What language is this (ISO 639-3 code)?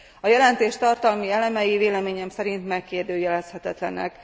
hun